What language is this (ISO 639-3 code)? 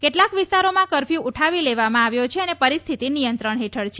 guj